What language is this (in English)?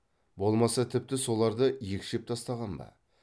Kazakh